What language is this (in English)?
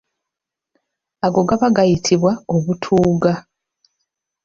Ganda